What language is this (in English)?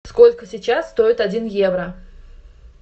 Russian